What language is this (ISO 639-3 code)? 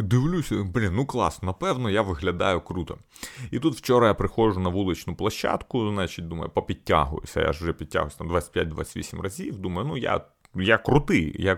ukr